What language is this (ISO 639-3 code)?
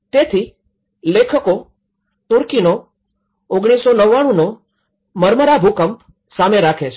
guj